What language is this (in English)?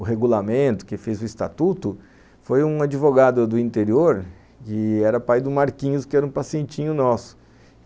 Portuguese